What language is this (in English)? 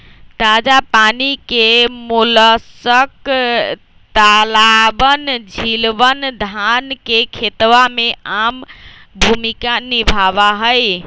Magahi